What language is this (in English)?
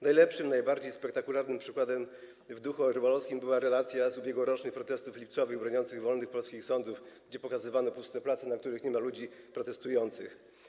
Polish